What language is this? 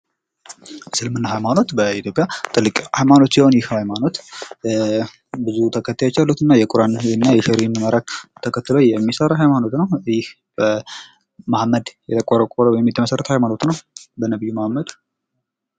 Amharic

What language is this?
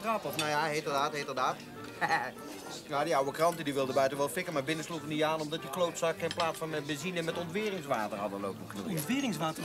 Dutch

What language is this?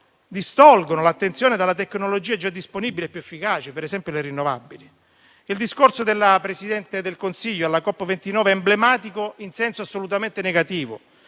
Italian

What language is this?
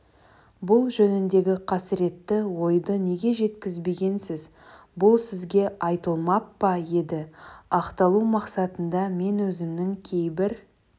Kazakh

